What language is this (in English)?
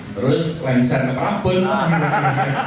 Indonesian